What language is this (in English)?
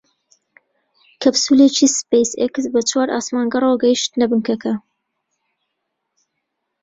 Central Kurdish